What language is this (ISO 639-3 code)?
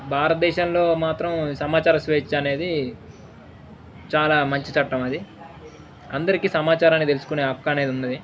tel